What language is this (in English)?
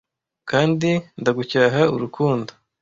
Kinyarwanda